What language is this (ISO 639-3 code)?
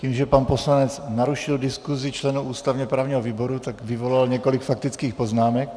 ces